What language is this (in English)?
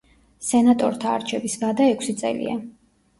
Georgian